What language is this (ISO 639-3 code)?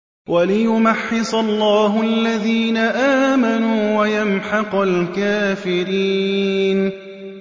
ara